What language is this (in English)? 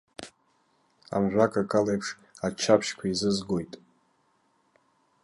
Abkhazian